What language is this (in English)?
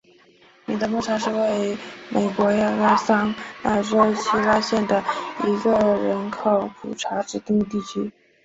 Chinese